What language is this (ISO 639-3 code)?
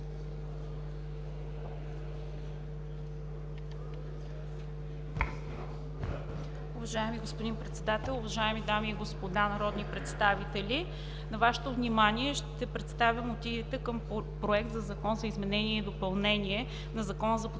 bul